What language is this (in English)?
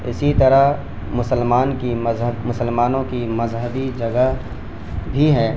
Urdu